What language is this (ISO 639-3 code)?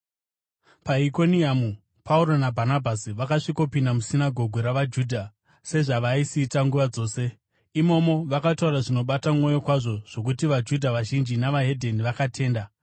sna